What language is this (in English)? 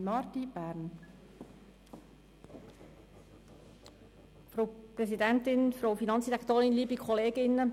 Swiss German